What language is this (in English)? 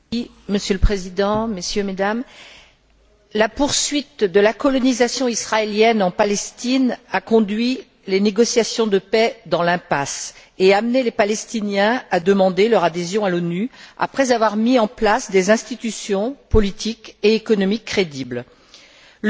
French